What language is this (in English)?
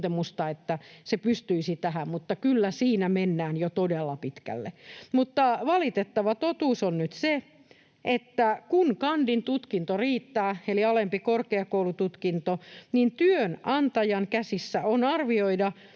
Finnish